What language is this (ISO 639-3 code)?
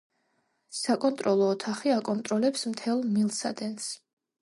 kat